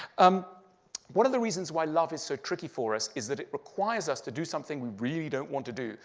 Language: English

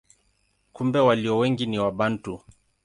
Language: Swahili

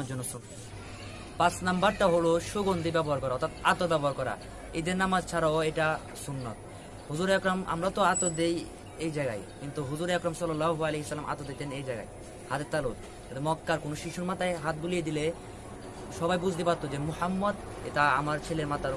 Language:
Bangla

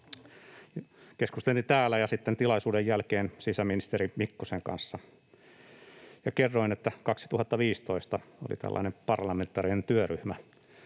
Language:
Finnish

